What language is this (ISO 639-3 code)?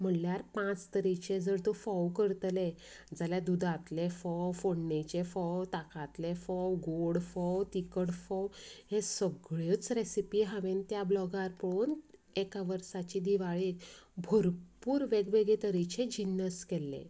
kok